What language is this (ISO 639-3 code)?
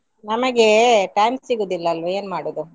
kan